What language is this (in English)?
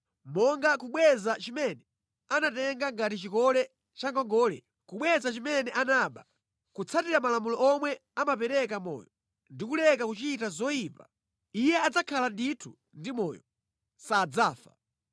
Nyanja